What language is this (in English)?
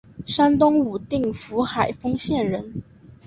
Chinese